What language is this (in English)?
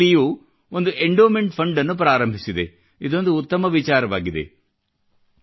Kannada